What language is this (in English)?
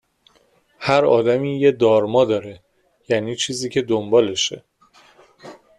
Persian